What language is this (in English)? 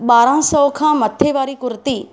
Sindhi